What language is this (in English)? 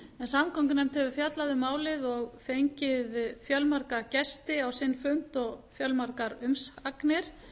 Icelandic